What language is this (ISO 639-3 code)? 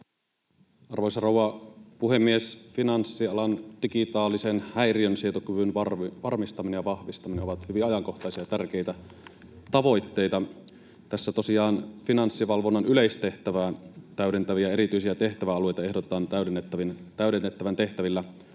fin